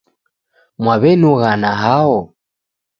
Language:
Taita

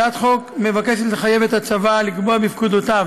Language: Hebrew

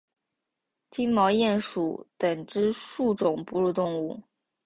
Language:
Chinese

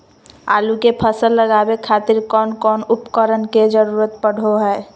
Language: Magahi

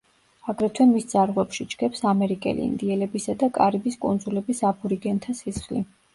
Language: Georgian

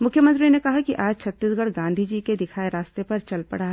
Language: Hindi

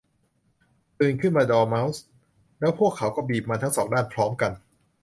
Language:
Thai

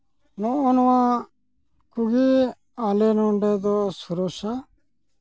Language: Santali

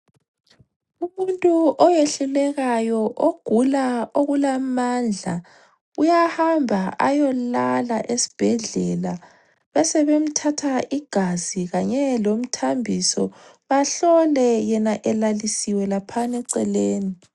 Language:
North Ndebele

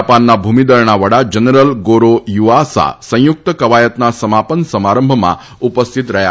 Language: Gujarati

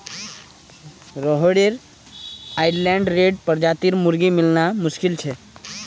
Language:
Magahi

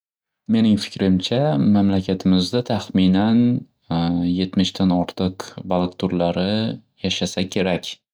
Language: Uzbek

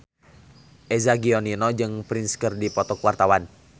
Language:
Sundanese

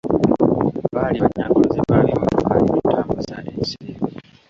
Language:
Ganda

